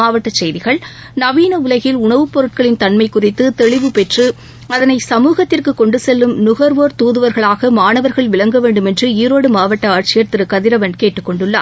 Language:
Tamil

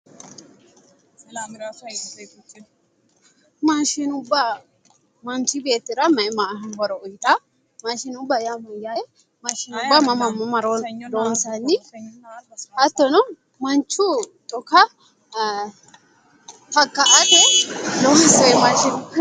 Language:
Sidamo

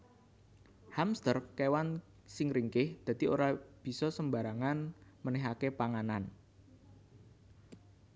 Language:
Javanese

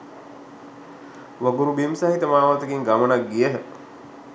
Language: Sinhala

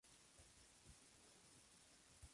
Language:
Spanish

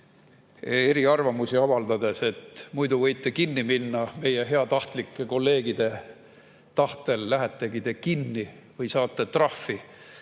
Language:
Estonian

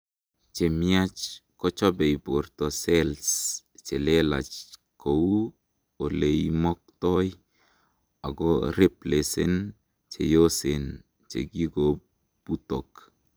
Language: Kalenjin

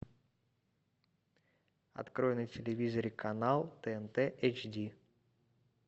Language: Russian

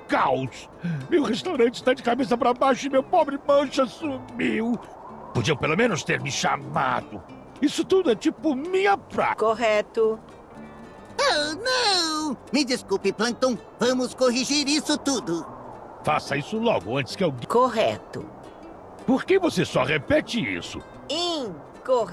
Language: Portuguese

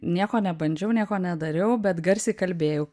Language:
Lithuanian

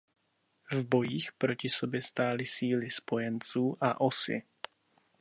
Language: Czech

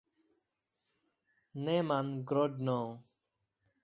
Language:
English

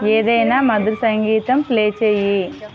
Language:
Telugu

